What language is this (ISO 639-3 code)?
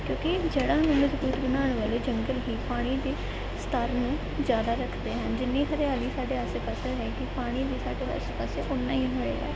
pan